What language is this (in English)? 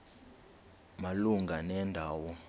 Xhosa